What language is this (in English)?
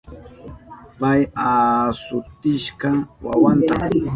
Southern Pastaza Quechua